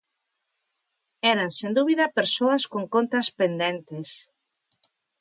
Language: Galician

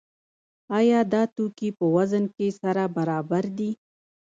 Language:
Pashto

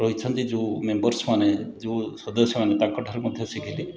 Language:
Odia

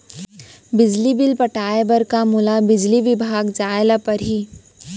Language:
Chhattisgarhi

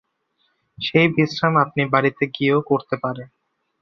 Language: Bangla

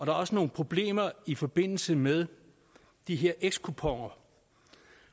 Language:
Danish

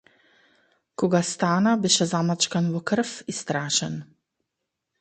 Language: Macedonian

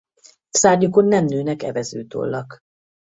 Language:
Hungarian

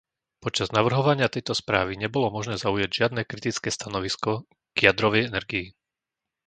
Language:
Slovak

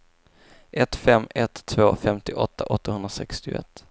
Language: Swedish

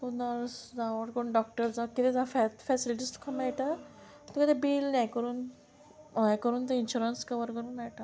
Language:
Konkani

